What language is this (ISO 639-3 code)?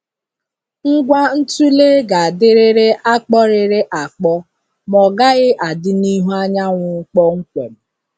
ibo